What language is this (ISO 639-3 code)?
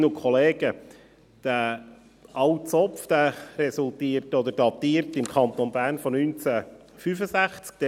gsw